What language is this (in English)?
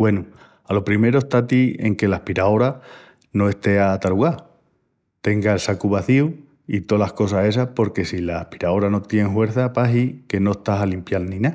Extremaduran